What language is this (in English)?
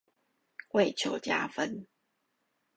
Chinese